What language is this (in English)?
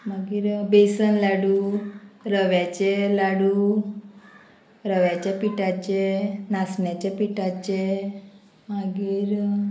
Konkani